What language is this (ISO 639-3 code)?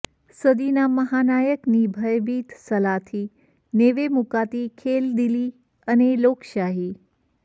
guj